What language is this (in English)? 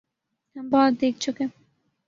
Urdu